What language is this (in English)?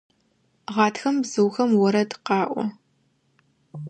Adyghe